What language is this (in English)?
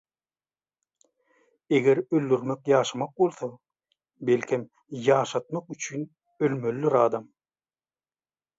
Turkmen